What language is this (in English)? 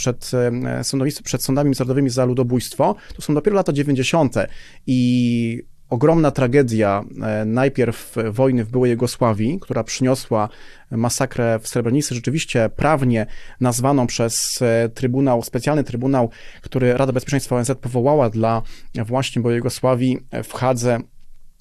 Polish